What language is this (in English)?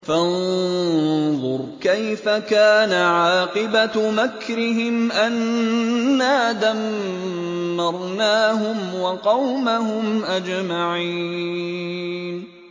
Arabic